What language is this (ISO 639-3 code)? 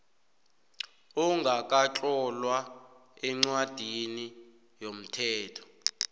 nbl